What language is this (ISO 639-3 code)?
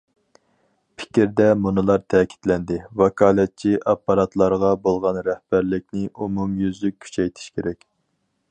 uig